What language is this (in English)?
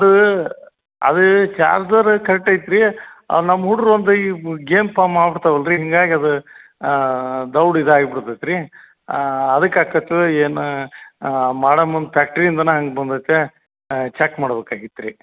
Kannada